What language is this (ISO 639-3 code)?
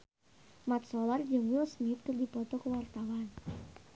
sun